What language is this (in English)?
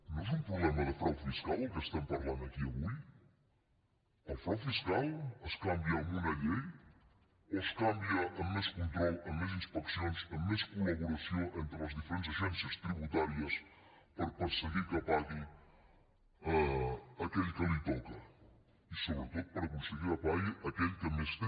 Catalan